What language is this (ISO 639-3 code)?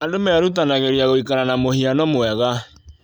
kik